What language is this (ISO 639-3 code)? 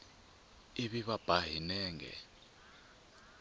tso